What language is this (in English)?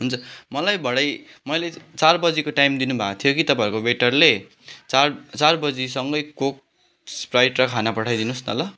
Nepali